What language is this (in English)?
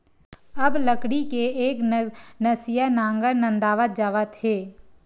Chhattisgarhi